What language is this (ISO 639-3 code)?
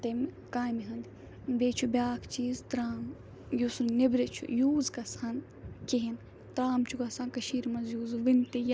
kas